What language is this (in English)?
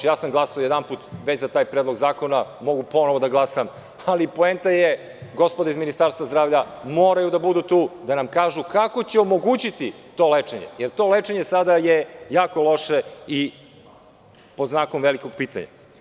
Serbian